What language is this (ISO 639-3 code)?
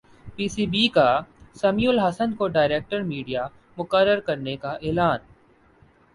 urd